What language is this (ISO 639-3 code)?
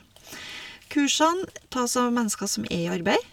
nor